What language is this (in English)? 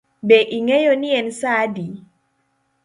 Luo (Kenya and Tanzania)